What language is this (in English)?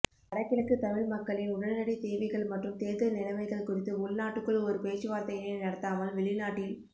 Tamil